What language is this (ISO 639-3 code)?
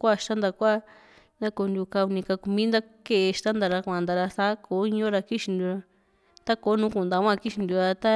vmc